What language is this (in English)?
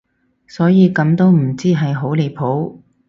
Cantonese